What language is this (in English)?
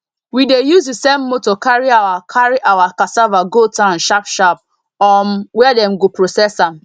Nigerian Pidgin